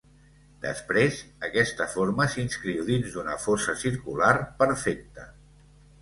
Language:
Catalan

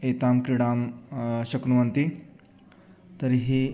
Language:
Sanskrit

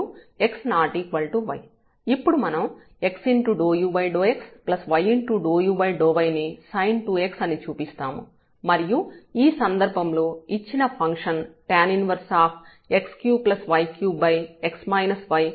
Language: Telugu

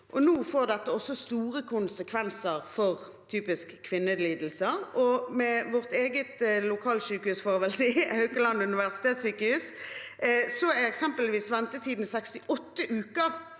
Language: Norwegian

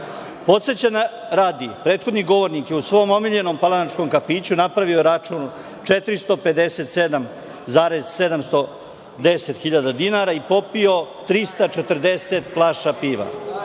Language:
Serbian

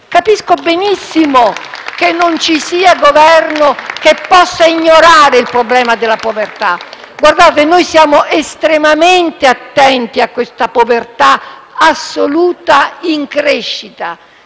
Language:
Italian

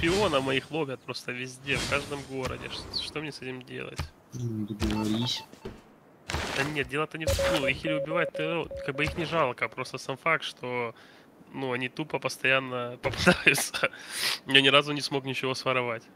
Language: Russian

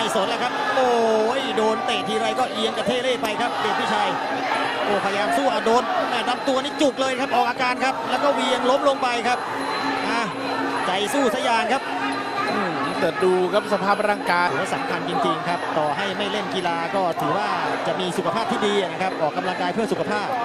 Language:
Thai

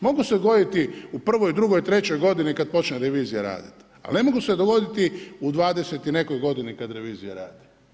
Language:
Croatian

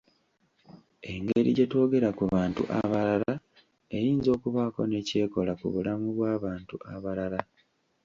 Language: Ganda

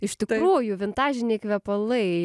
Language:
Lithuanian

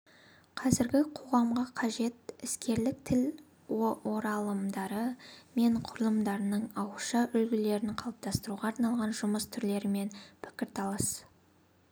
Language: Kazakh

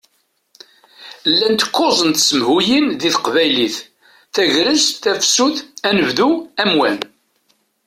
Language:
Kabyle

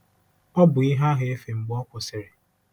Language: Igbo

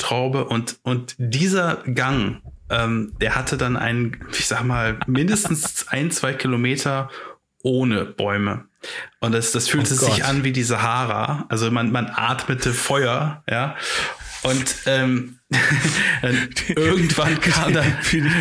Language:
German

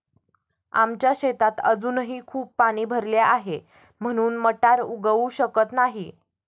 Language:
Marathi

